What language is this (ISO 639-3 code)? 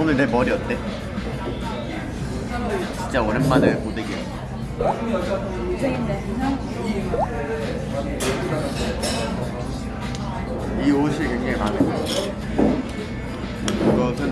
kor